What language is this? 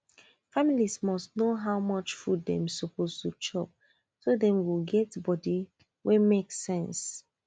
Nigerian Pidgin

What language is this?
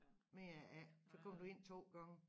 Danish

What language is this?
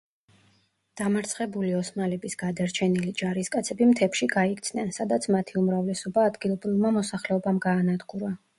Georgian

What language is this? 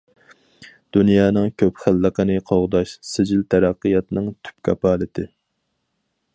Uyghur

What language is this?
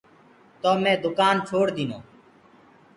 Gurgula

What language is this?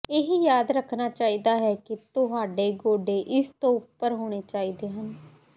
Punjabi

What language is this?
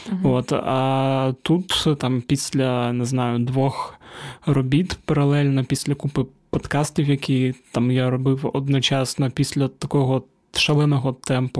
Ukrainian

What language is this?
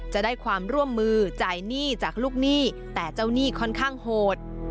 Thai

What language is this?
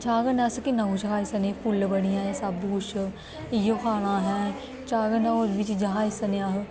Dogri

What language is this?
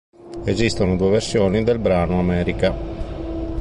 Italian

